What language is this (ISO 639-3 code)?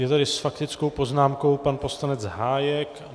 ces